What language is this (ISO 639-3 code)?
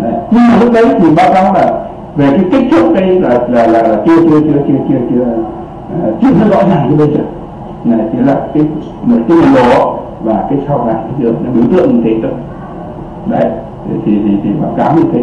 vie